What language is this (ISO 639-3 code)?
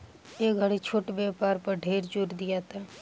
bho